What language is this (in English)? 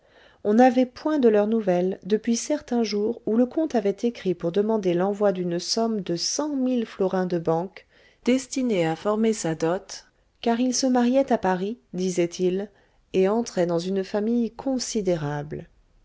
French